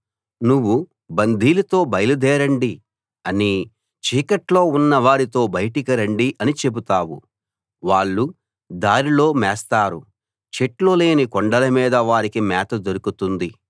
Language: Telugu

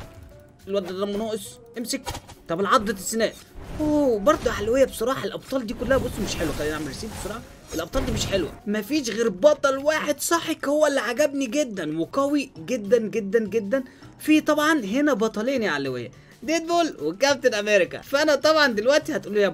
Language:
Arabic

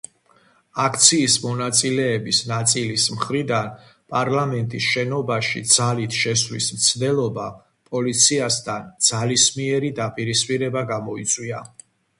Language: Georgian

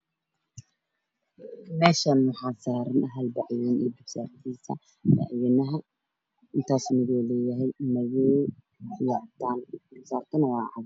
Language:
Somali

